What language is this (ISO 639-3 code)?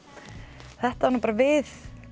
isl